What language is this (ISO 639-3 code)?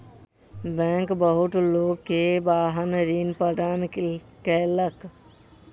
mai